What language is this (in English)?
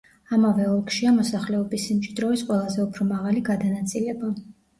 Georgian